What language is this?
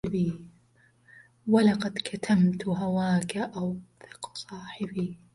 Arabic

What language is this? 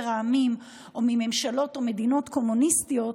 Hebrew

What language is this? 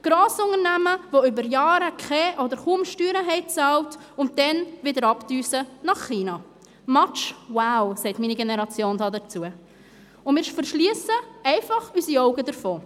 Swiss German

